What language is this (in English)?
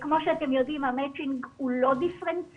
Hebrew